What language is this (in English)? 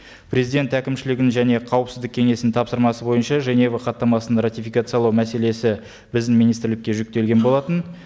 Kazakh